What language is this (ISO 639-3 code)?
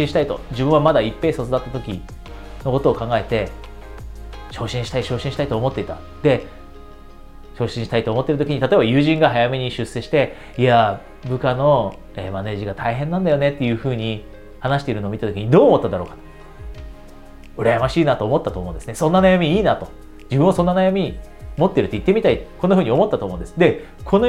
jpn